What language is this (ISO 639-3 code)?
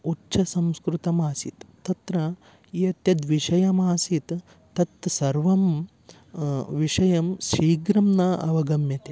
san